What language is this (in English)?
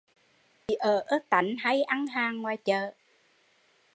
Vietnamese